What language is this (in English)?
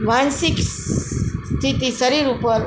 Gujarati